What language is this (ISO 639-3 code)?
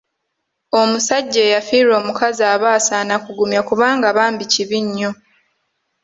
lug